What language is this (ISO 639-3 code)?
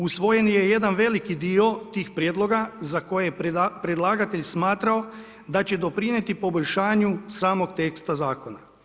hrv